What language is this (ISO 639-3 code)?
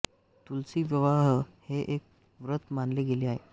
mar